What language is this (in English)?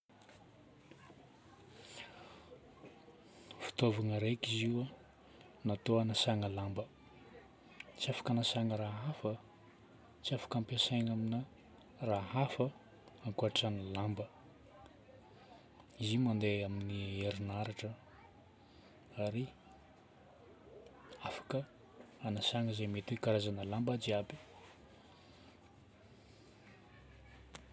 Northern Betsimisaraka Malagasy